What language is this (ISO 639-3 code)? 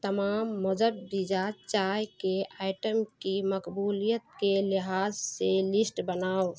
urd